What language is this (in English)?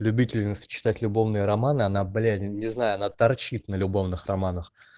Russian